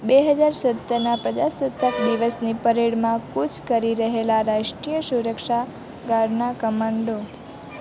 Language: Gujarati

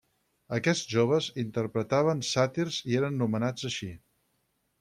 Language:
Catalan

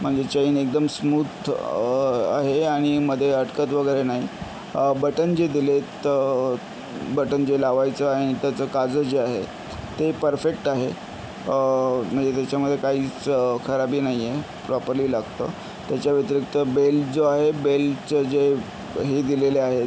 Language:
Marathi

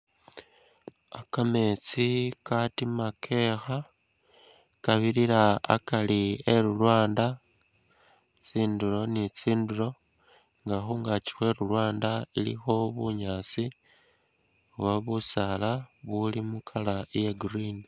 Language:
Masaaba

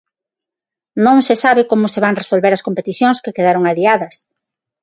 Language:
Galician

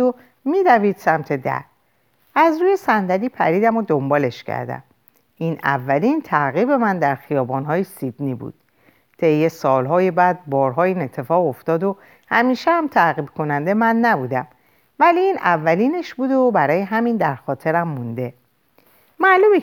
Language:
Persian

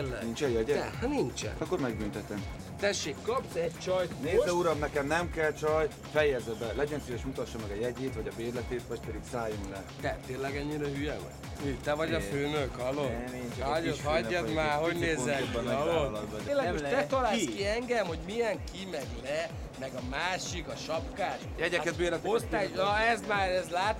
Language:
Hungarian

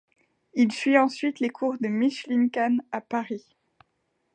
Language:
French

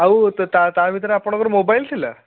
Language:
Odia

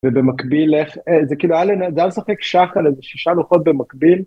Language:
Hebrew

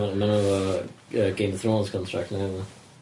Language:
Welsh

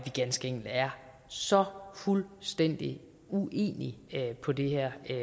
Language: Danish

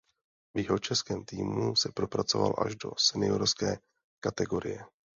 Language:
Czech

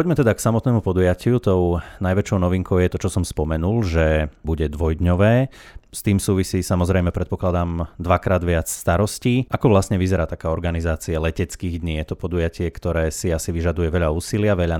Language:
Slovak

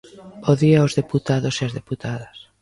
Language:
Galician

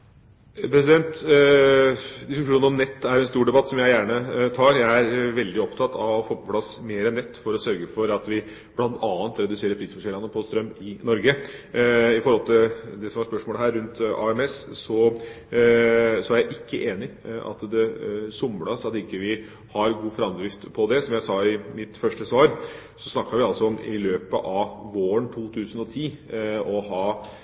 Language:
Norwegian Bokmål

